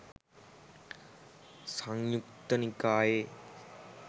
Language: Sinhala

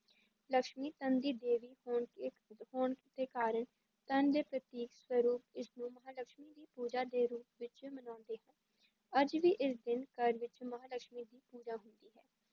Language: Punjabi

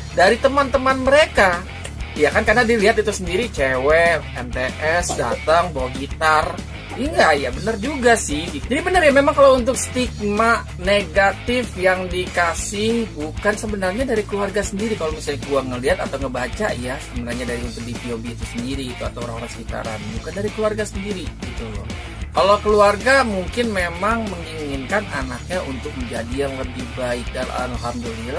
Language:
Indonesian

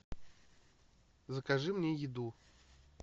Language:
Russian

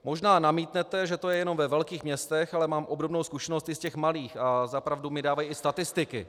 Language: Czech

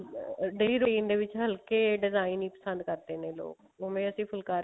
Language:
Punjabi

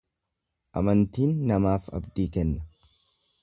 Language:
Oromo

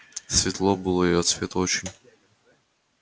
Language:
Russian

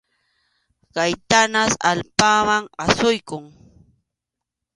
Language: Arequipa-La Unión Quechua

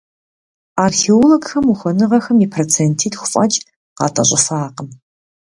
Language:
Kabardian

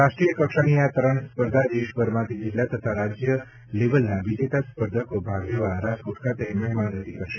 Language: Gujarati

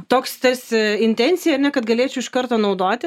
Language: Lithuanian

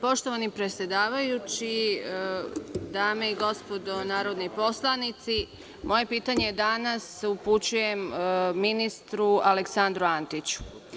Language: Serbian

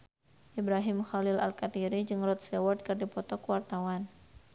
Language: Sundanese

